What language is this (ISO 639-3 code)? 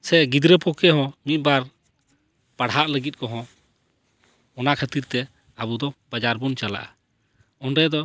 sat